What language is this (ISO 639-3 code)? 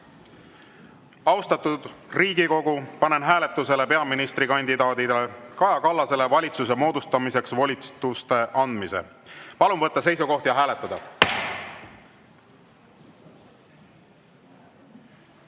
est